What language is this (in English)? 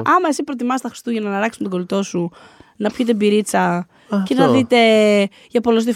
Greek